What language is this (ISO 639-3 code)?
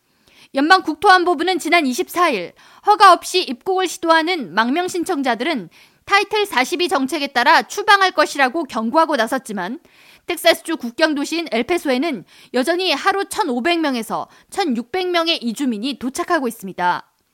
kor